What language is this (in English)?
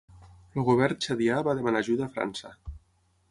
Catalan